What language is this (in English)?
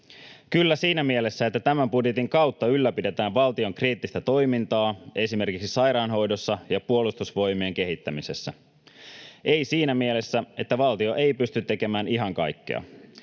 Finnish